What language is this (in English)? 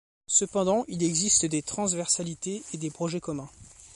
French